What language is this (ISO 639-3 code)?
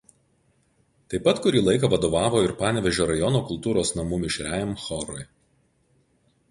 lit